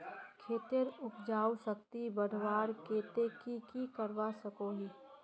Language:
Magahi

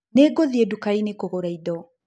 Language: Kikuyu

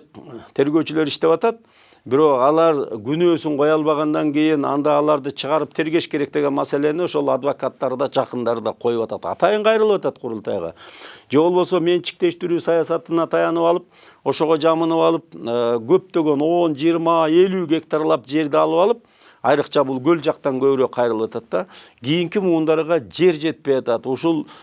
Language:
Turkish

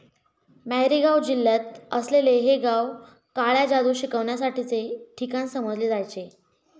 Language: Marathi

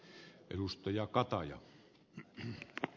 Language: Finnish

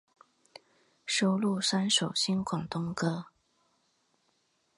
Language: Chinese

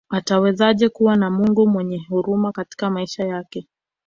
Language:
Swahili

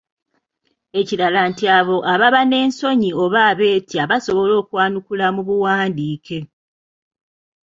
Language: Ganda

